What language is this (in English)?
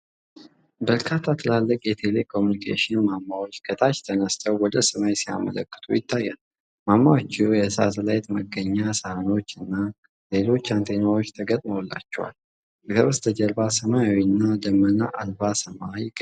Amharic